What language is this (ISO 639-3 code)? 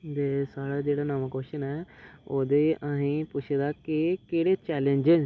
doi